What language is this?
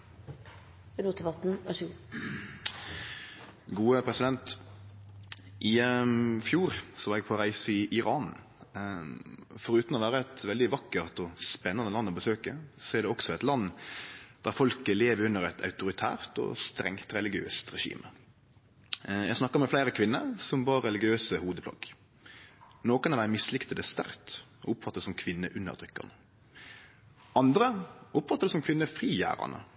Norwegian Nynorsk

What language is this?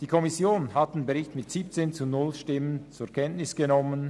Swiss German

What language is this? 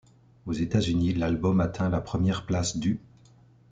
French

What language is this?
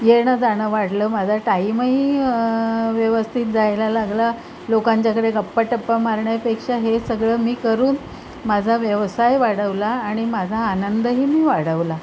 Marathi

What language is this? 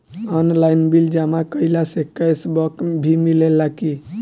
Bhojpuri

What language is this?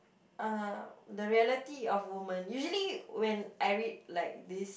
English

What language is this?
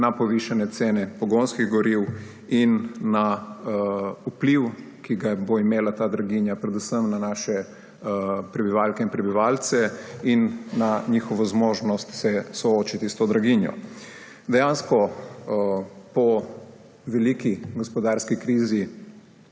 Slovenian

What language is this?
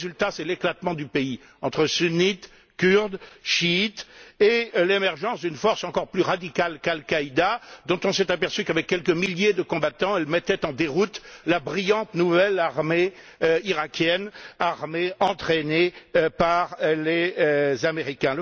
French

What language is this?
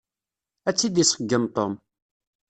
Kabyle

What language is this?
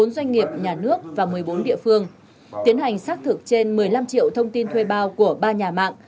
Vietnamese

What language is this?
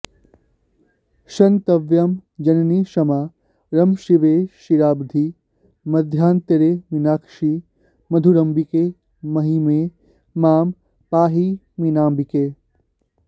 Sanskrit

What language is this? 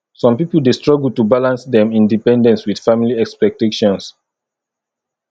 Nigerian Pidgin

